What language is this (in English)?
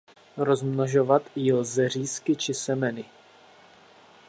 Czech